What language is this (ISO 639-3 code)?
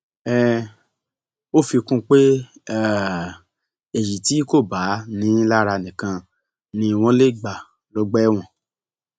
yor